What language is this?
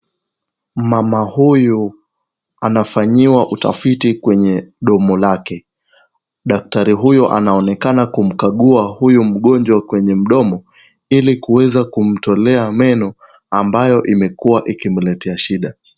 Swahili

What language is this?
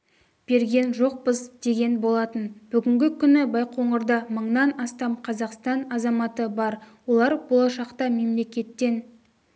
Kazakh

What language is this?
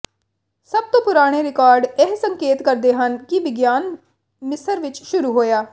Punjabi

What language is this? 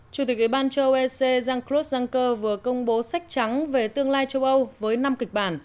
Vietnamese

